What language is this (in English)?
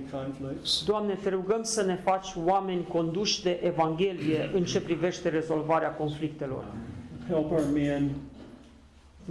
Romanian